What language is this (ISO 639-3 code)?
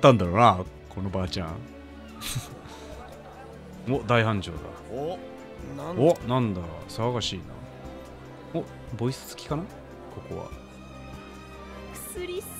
jpn